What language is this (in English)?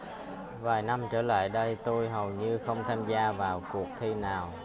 Vietnamese